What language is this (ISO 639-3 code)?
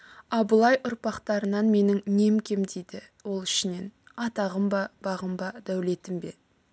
kaz